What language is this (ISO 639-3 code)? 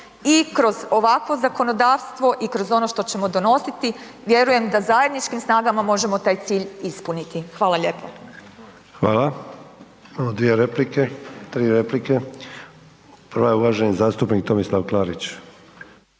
hrv